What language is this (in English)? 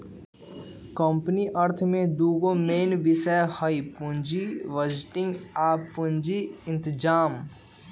Magahi